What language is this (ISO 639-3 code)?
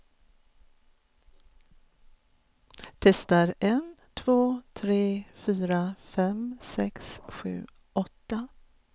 swe